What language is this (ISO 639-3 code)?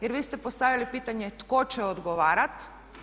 hrv